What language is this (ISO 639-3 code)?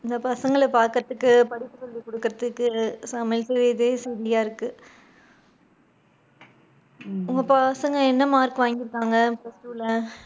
tam